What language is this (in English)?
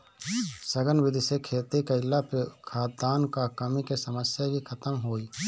Bhojpuri